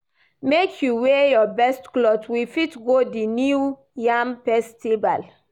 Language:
Nigerian Pidgin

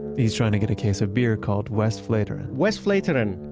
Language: English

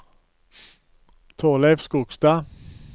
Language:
Norwegian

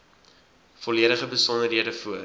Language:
Afrikaans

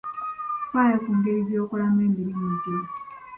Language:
Ganda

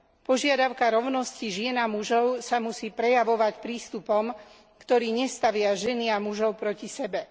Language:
Slovak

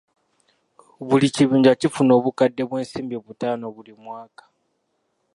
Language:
Ganda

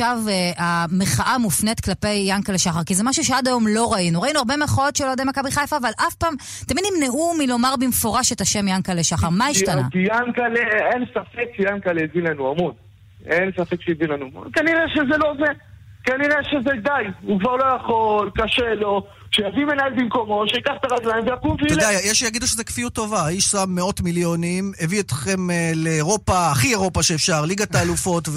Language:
Hebrew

